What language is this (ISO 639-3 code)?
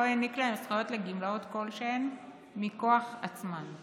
heb